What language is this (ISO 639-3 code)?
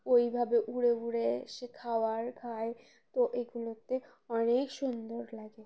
ben